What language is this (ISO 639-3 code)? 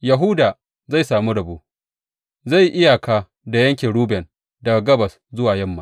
hau